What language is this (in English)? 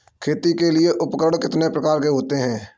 Hindi